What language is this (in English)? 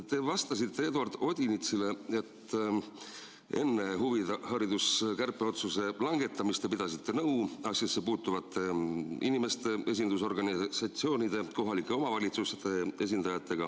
Estonian